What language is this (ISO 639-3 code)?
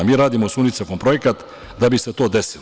srp